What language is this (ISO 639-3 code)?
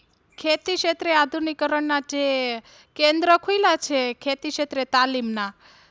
guj